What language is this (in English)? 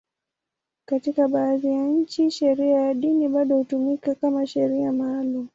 Swahili